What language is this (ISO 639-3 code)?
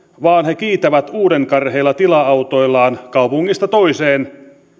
fin